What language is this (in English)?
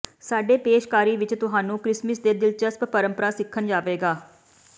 Punjabi